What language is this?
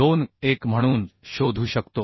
Marathi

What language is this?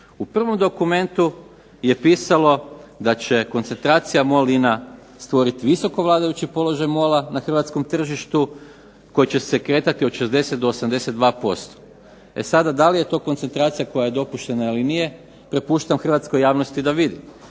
Croatian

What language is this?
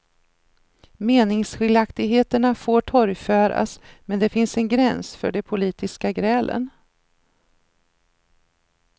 Swedish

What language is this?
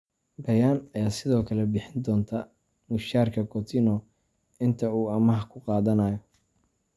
Somali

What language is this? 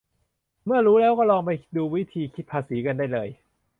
Thai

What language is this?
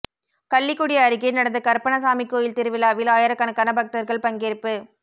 Tamil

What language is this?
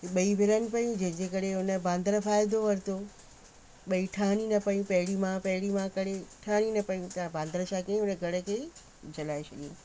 Sindhi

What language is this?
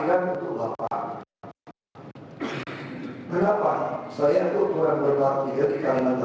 Indonesian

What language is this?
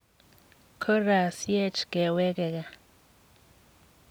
Kalenjin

